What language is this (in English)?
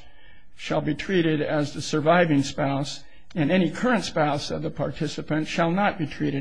English